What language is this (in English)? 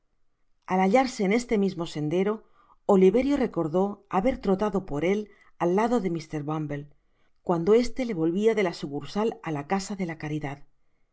Spanish